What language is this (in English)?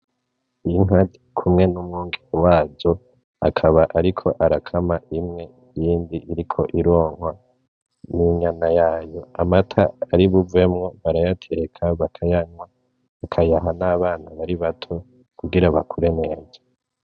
Rundi